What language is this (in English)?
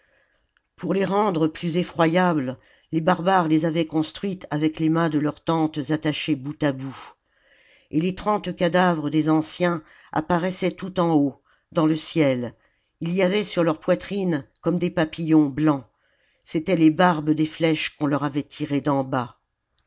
French